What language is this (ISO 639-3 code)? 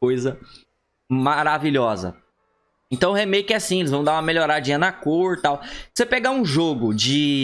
por